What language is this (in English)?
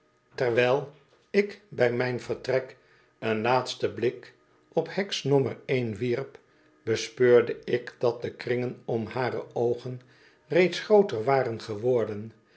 Dutch